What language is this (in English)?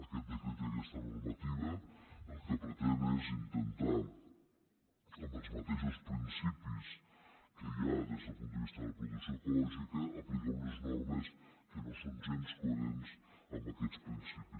Catalan